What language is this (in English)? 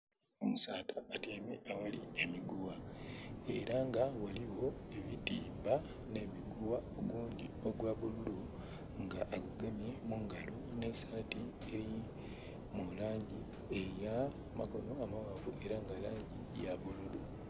Soga